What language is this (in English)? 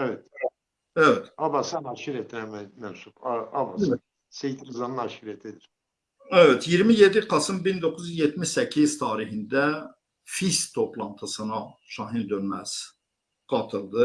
Turkish